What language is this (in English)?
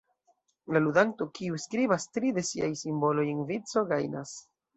Esperanto